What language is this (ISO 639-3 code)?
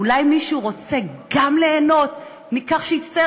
heb